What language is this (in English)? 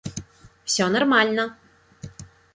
Russian